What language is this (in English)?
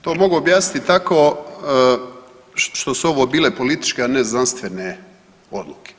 Croatian